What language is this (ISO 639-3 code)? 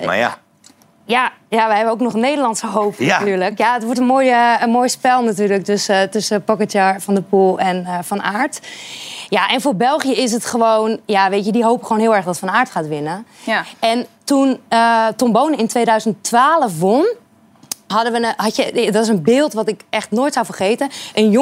nld